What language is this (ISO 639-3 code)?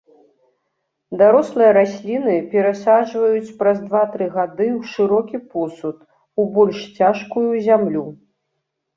bel